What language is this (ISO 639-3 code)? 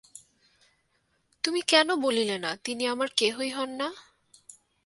ben